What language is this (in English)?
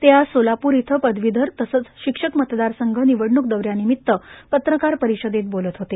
Marathi